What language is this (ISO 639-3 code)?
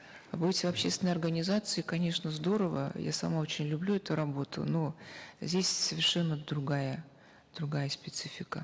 kaz